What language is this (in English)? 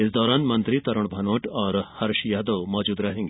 Hindi